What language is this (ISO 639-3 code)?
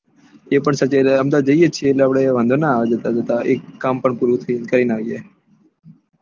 guj